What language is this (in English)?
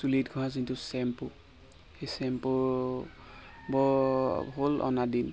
Assamese